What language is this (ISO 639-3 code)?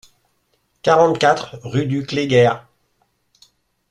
fra